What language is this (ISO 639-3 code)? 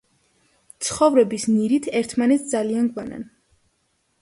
kat